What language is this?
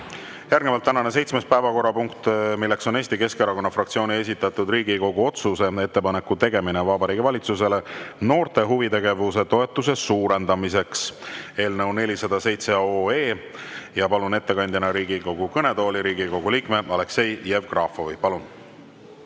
Estonian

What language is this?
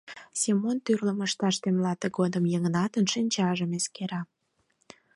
Mari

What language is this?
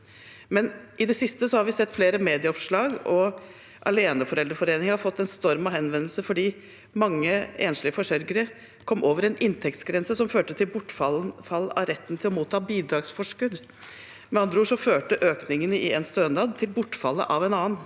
Norwegian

